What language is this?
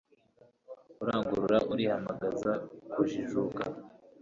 Kinyarwanda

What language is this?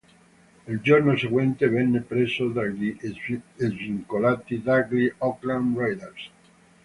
Italian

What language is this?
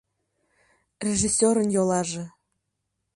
Mari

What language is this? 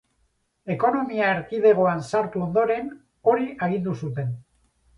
Basque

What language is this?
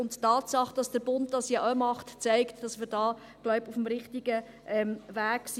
Swiss German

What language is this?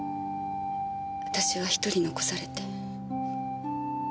Japanese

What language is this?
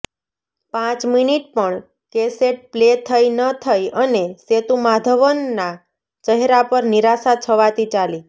Gujarati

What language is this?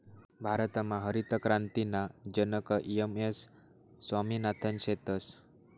Marathi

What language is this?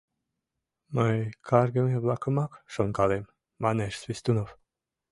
Mari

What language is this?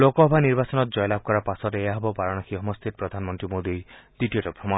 Assamese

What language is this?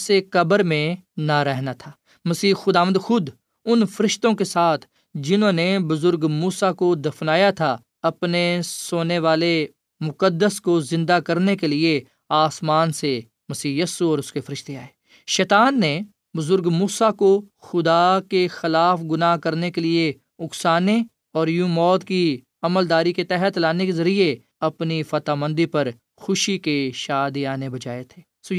Urdu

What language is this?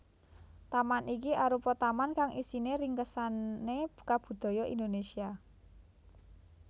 Javanese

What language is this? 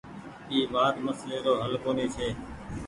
Goaria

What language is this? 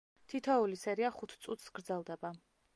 Georgian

